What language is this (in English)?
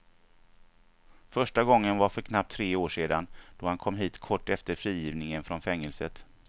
Swedish